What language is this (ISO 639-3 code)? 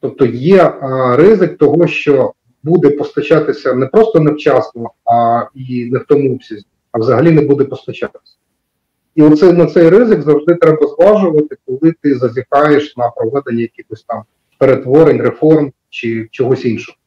ukr